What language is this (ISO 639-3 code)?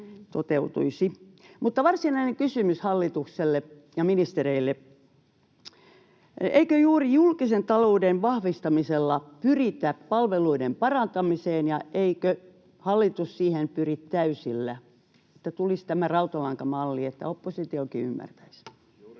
fin